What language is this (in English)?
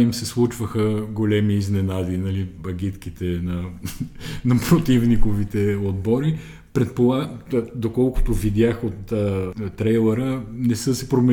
Bulgarian